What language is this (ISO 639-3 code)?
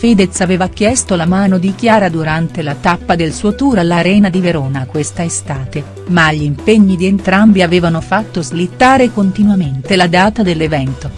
ita